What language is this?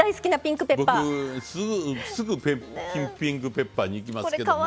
Japanese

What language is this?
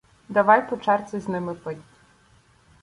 Ukrainian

